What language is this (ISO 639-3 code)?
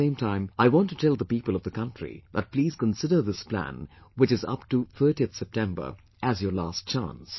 eng